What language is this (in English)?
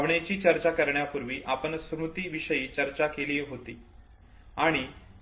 Marathi